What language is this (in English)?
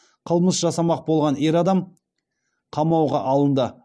Kazakh